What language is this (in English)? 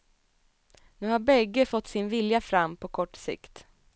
Swedish